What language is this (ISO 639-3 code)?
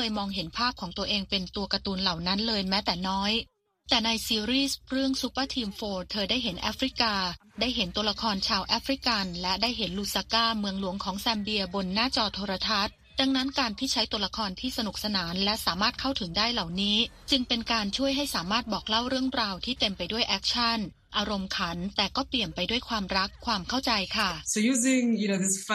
tha